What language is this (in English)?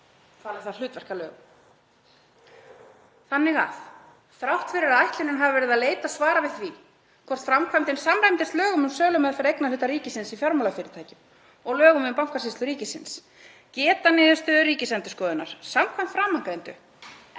Icelandic